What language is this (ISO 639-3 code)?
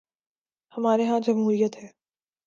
urd